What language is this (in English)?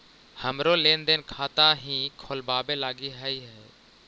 Magahi